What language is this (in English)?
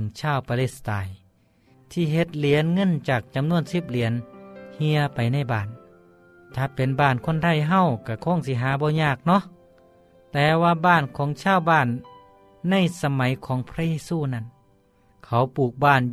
Thai